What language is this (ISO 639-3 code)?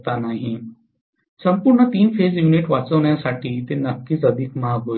mar